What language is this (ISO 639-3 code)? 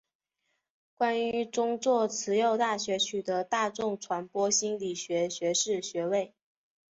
zho